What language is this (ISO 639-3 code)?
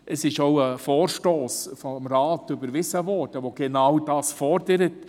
gsw